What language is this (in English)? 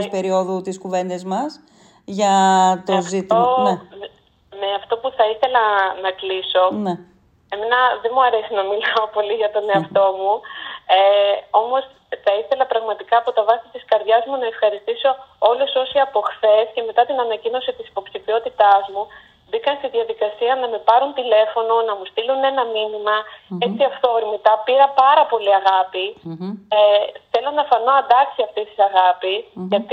Greek